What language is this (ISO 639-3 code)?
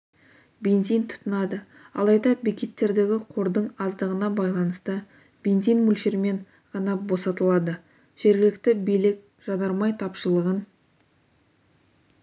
kaz